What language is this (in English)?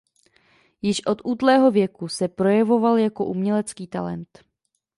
Czech